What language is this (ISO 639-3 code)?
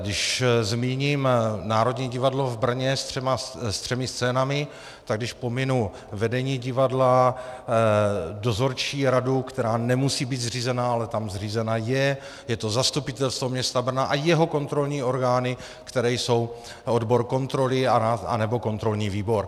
ces